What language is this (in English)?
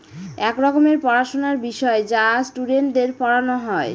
Bangla